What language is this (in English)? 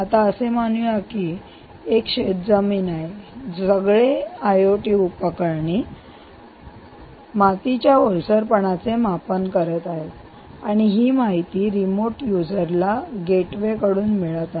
Marathi